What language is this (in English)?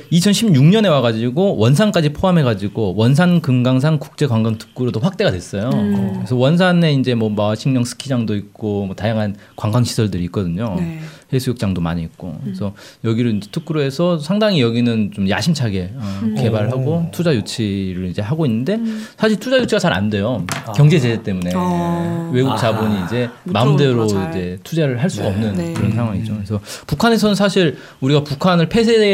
Korean